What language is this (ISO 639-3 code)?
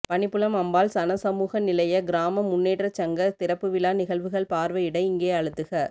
tam